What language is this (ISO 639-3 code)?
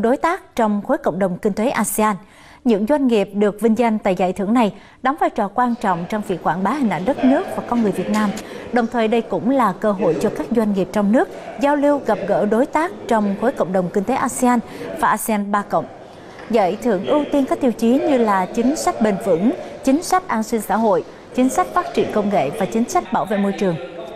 vie